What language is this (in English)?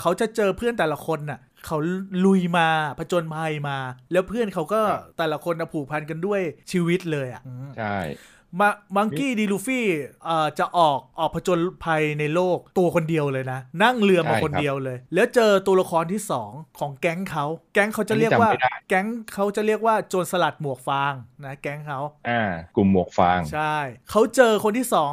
Thai